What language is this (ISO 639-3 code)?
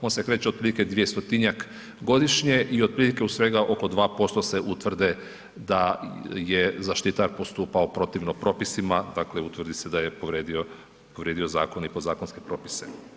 hrv